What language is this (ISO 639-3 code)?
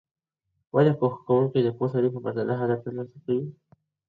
pus